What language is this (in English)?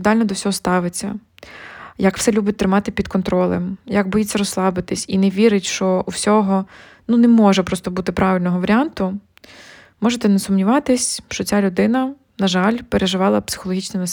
Ukrainian